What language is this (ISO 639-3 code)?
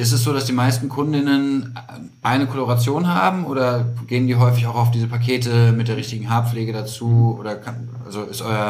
deu